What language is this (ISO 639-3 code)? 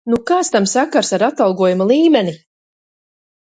lav